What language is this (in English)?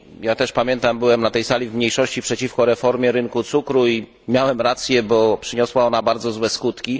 Polish